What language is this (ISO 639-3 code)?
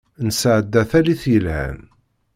kab